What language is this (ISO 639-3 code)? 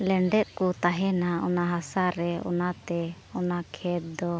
sat